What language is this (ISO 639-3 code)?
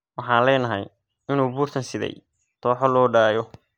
som